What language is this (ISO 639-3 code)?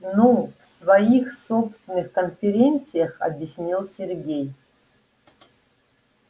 rus